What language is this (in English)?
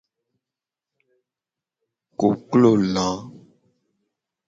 Gen